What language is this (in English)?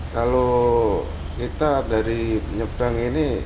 Indonesian